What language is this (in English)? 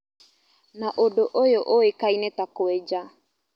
Kikuyu